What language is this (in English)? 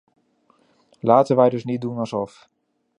Dutch